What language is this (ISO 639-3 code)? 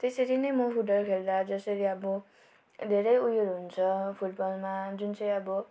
nep